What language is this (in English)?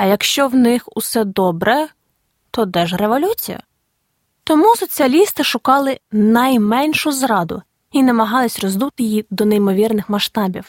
Ukrainian